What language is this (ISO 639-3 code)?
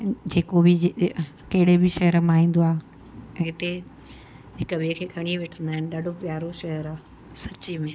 snd